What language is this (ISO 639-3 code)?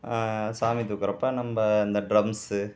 tam